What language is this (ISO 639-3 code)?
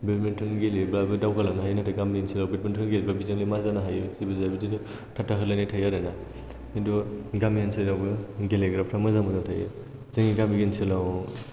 brx